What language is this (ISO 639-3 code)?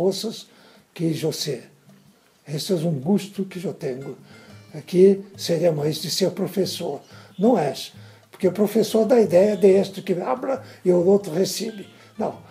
por